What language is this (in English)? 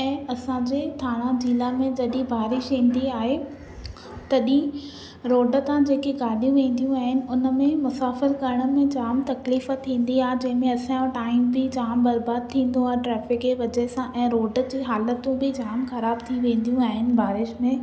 Sindhi